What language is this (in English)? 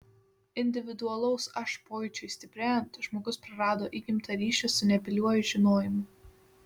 Lithuanian